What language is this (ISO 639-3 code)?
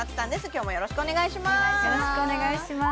jpn